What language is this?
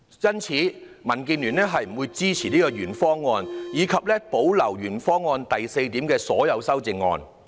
Cantonese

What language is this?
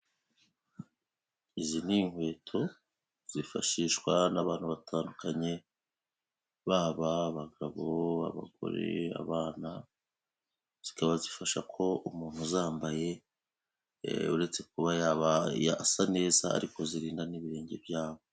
Kinyarwanda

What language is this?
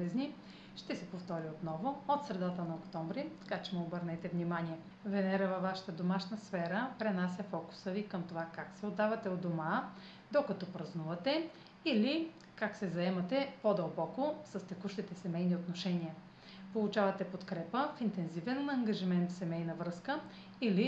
Bulgarian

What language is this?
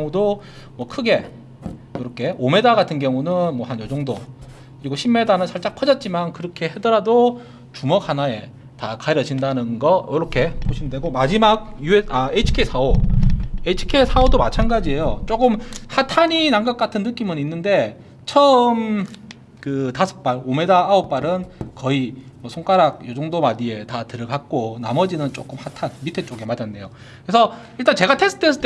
Korean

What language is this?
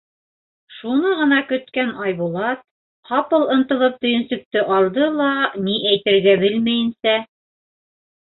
Bashkir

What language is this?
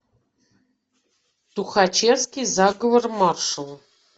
Russian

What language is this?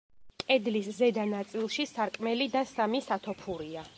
Georgian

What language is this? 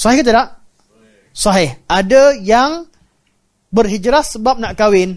Malay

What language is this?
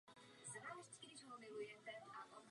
Czech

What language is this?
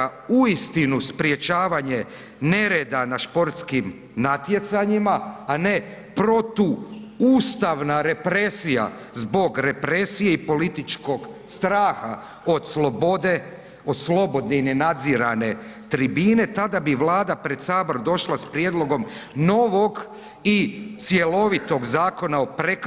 Croatian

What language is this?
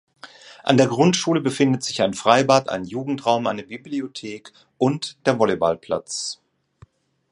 German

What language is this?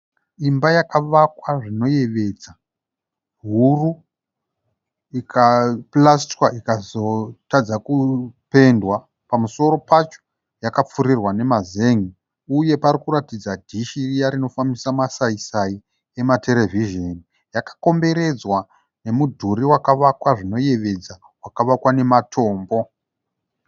Shona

